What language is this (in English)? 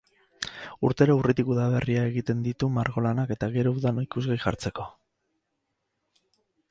Basque